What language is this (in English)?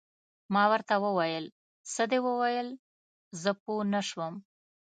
Pashto